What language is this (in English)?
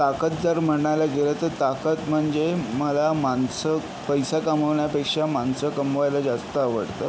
Marathi